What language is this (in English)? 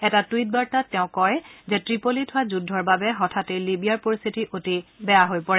Assamese